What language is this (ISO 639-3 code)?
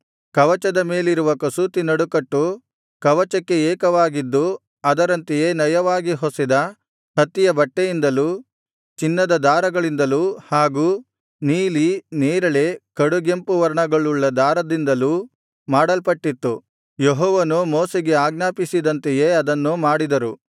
kan